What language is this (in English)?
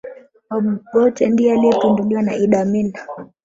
Swahili